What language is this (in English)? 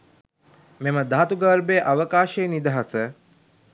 Sinhala